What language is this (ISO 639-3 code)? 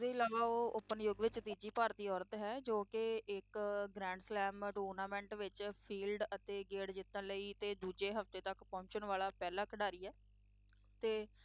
pan